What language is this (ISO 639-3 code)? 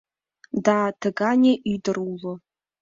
chm